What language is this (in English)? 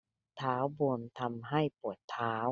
Thai